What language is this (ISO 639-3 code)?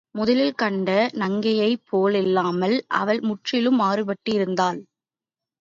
tam